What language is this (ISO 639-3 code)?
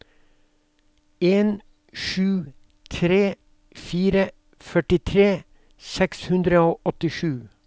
nor